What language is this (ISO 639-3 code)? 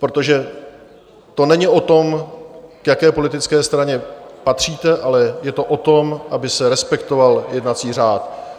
ces